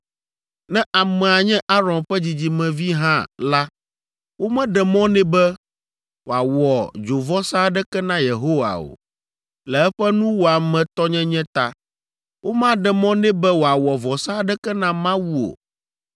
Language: Ewe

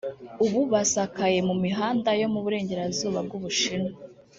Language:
Kinyarwanda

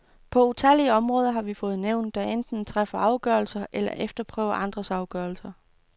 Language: Danish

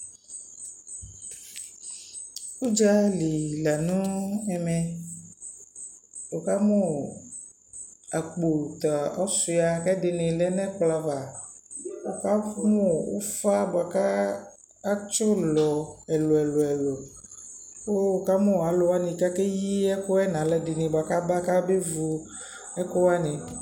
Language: Ikposo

